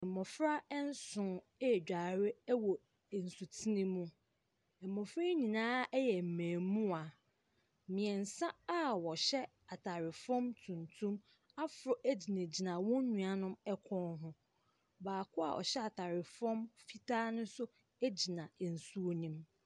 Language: Akan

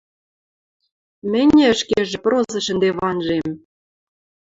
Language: Western Mari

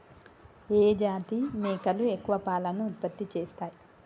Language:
Telugu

